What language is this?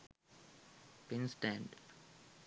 Sinhala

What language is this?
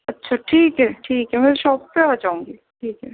Urdu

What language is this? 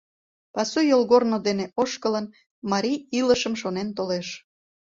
Mari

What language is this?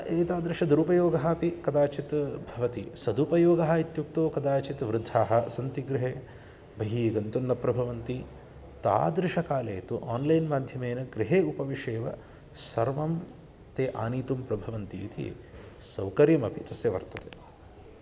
Sanskrit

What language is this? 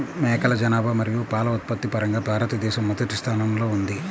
Telugu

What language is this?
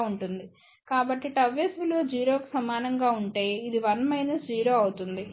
Telugu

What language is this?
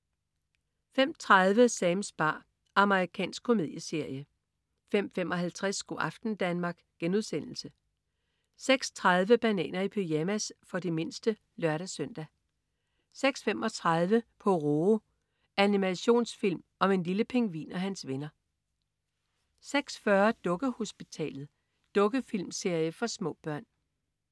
Danish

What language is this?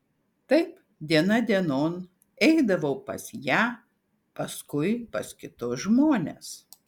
Lithuanian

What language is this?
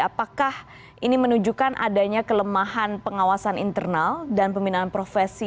Indonesian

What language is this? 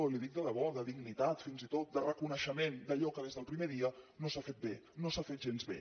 Catalan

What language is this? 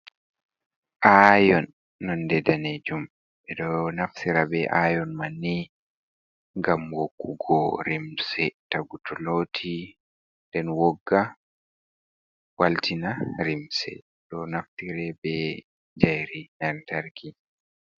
Fula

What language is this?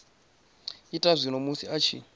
Venda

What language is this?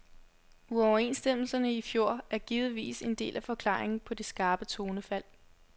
Danish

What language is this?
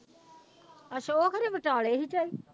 Punjabi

